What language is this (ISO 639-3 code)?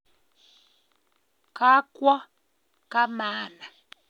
kln